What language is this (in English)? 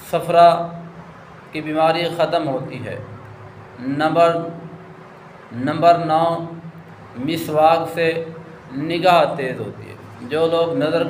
Arabic